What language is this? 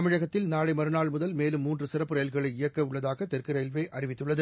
Tamil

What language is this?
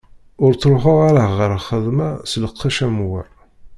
Kabyle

